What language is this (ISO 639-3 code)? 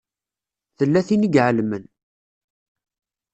kab